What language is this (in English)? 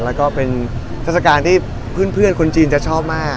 Thai